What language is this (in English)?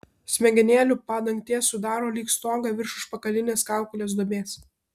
Lithuanian